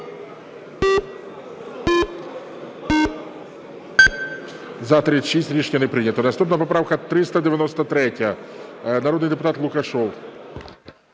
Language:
Ukrainian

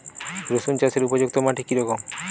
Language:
Bangla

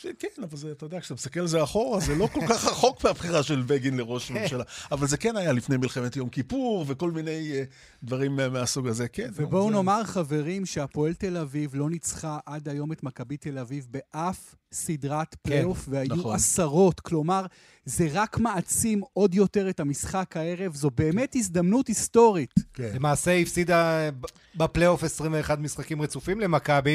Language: Hebrew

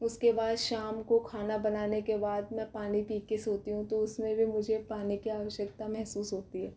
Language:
Hindi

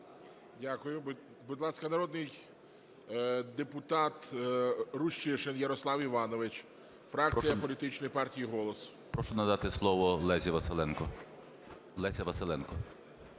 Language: Ukrainian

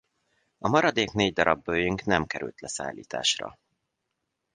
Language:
Hungarian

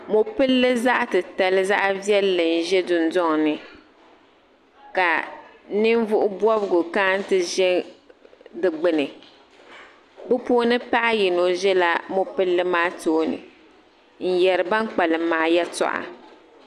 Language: Dagbani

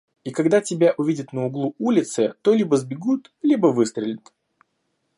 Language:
Russian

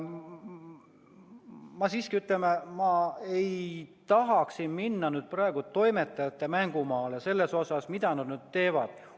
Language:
Estonian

